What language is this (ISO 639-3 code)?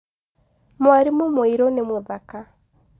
kik